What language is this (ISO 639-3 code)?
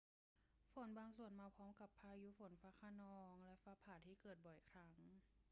tha